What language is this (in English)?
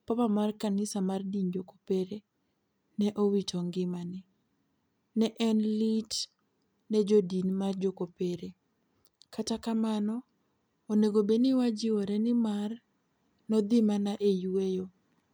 Luo (Kenya and Tanzania)